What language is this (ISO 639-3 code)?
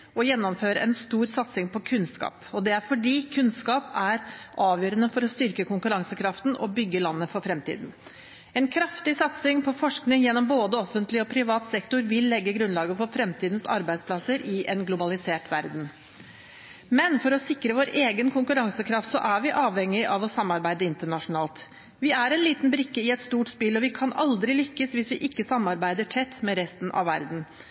nob